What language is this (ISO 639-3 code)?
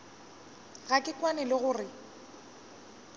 nso